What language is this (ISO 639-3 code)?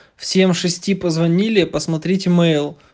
rus